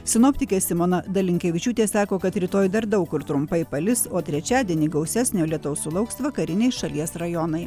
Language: Lithuanian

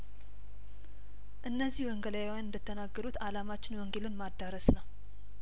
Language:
Amharic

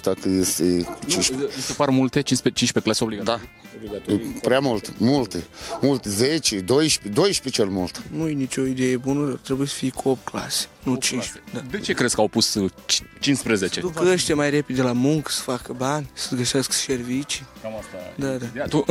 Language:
Romanian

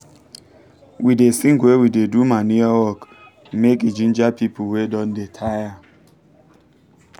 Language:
Nigerian Pidgin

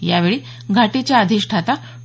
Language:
Marathi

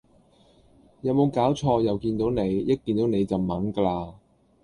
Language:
Cantonese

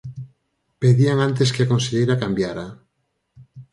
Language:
Galician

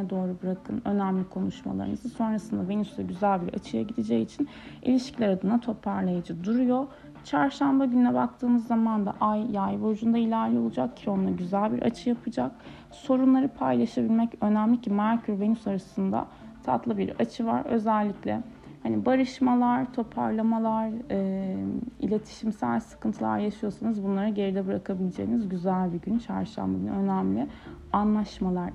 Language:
Turkish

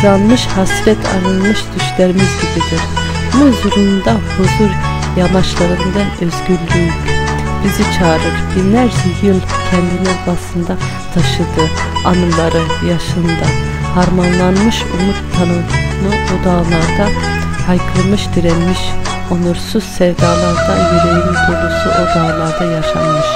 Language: Turkish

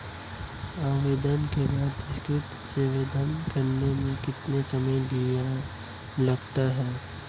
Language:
Hindi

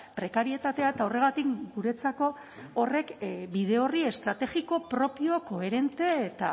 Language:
Basque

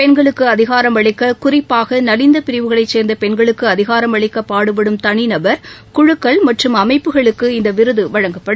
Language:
Tamil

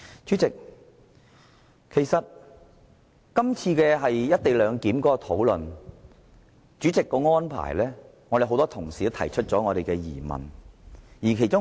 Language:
Cantonese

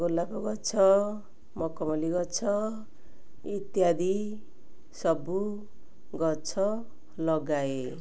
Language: Odia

